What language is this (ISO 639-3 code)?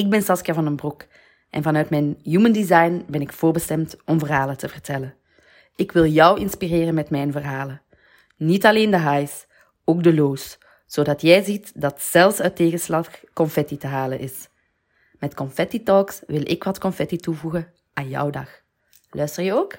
nld